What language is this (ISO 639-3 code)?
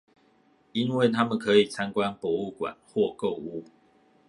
zho